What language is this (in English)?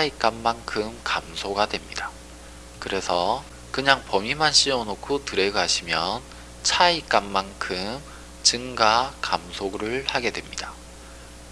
Korean